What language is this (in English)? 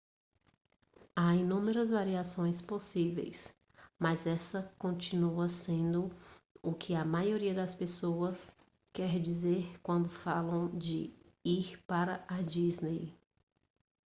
Portuguese